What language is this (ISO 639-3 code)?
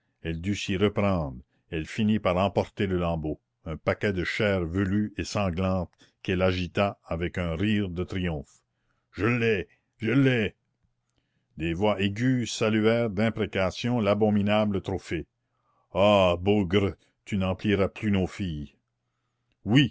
fra